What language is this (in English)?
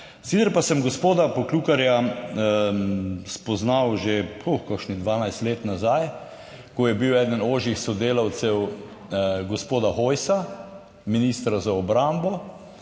Slovenian